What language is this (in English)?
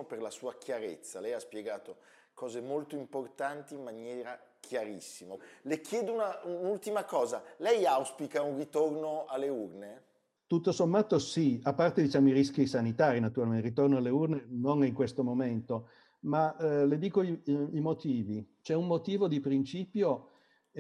Italian